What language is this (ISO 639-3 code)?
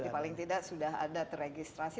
ind